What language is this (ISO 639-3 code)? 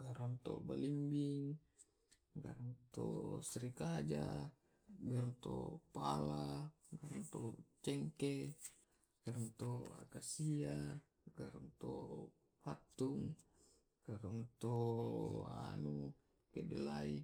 rob